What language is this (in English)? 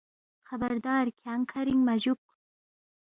Balti